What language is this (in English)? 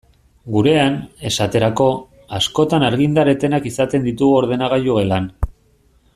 Basque